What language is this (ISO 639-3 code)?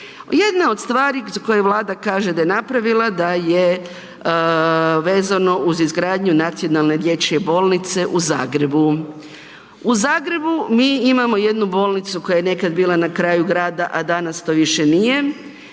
hrv